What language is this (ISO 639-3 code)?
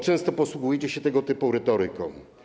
pol